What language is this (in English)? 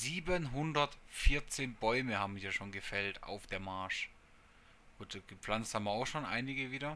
German